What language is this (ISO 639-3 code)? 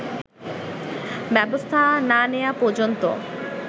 ben